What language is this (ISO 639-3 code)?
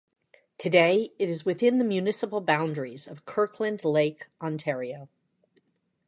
eng